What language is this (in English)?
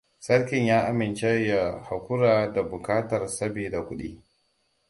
Hausa